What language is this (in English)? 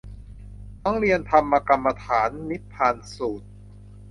Thai